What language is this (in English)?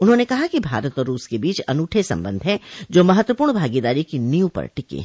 Hindi